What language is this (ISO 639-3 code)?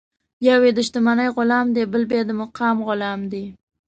pus